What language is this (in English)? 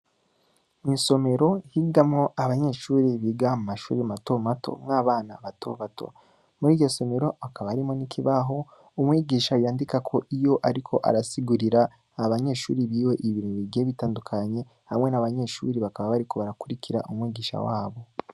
Rundi